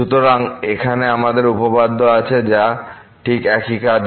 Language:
Bangla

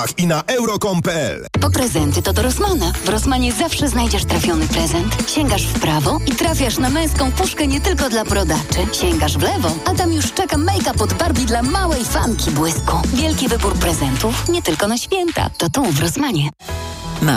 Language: Polish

